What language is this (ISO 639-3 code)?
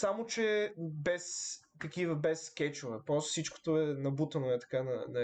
bul